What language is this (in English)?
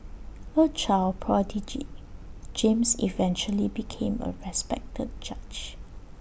English